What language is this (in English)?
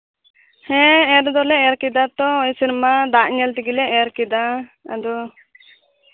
Santali